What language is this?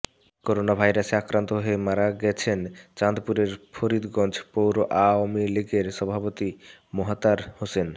Bangla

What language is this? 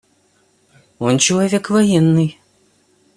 Russian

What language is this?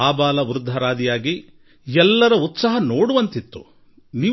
Kannada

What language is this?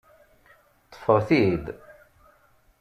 Kabyle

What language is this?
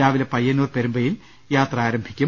Malayalam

